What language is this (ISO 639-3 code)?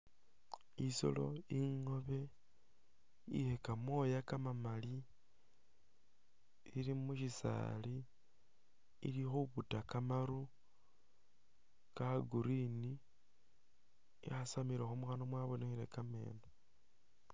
myx